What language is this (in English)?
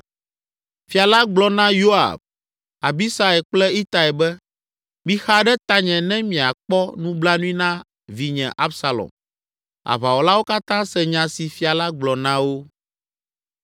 Ewe